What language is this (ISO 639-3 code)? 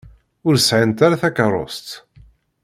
kab